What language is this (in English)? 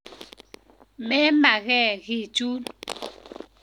Kalenjin